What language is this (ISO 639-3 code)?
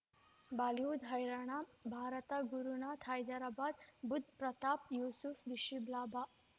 kan